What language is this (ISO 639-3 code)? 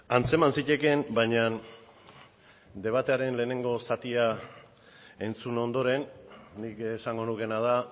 eus